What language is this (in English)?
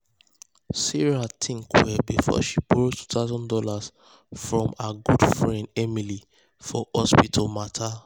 Nigerian Pidgin